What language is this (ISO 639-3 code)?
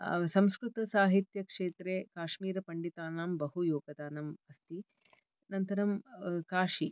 san